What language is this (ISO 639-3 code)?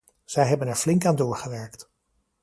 nld